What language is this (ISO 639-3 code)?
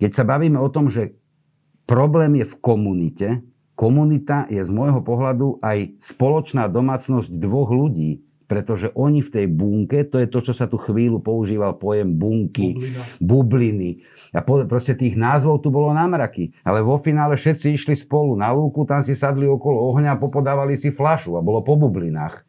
slk